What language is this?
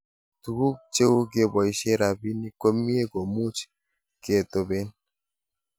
Kalenjin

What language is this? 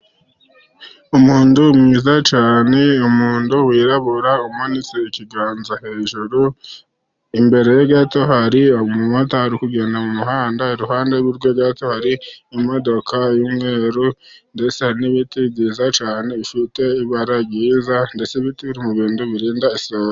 Kinyarwanda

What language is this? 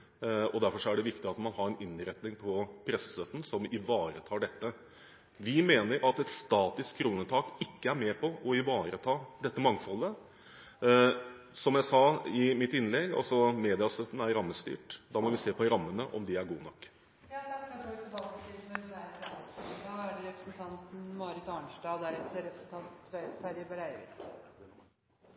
Norwegian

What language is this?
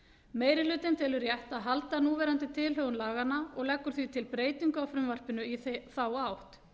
Icelandic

